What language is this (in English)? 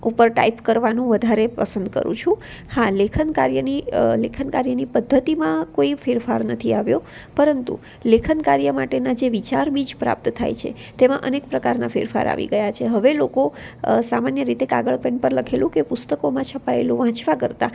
Gujarati